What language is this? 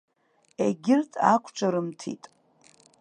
Abkhazian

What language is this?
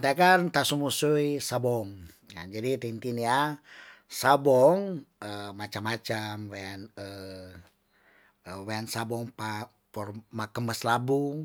Tondano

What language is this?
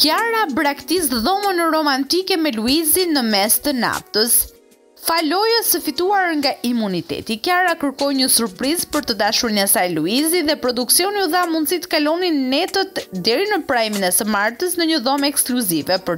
Romanian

